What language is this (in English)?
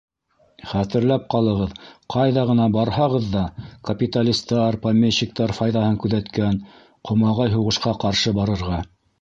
Bashkir